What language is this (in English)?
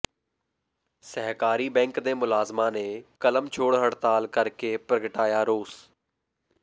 Punjabi